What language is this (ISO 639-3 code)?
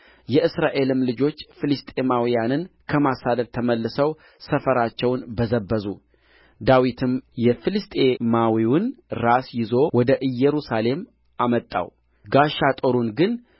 amh